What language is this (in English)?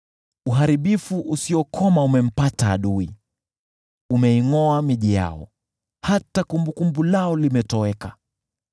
Swahili